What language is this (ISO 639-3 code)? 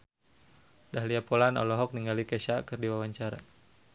sun